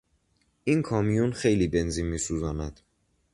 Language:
Persian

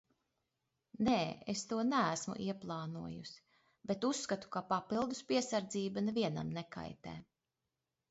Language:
Latvian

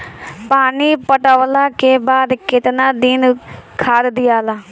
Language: Bhojpuri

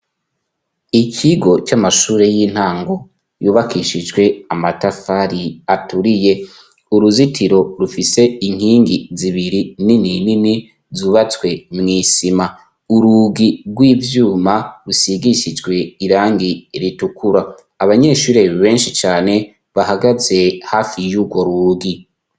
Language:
Rundi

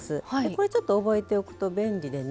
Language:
Japanese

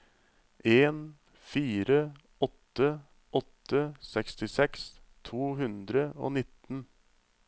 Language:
Norwegian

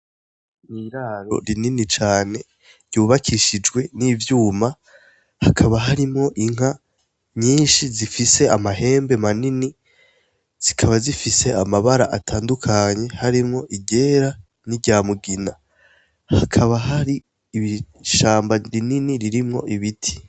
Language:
Rundi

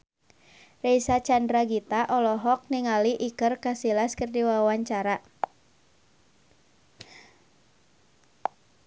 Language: Sundanese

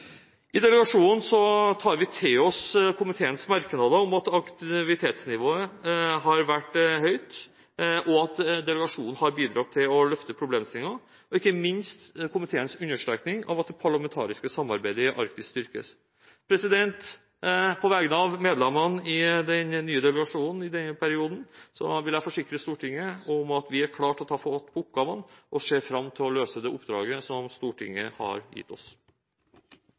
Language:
Norwegian Bokmål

